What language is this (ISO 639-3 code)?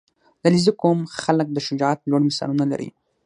pus